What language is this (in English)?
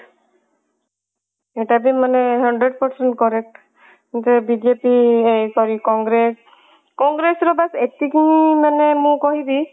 Odia